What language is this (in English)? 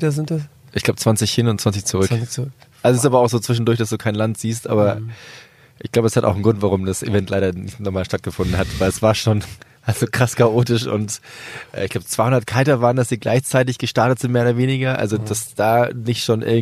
German